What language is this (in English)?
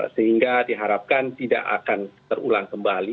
Indonesian